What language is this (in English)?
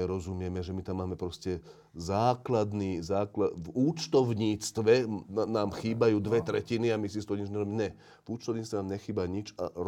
Slovak